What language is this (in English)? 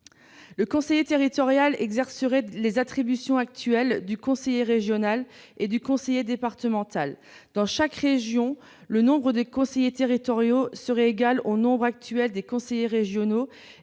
French